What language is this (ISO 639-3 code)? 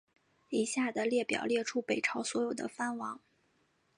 zho